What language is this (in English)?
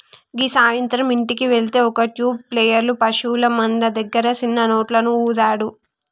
Telugu